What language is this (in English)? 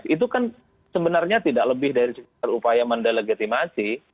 Indonesian